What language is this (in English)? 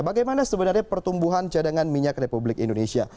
Indonesian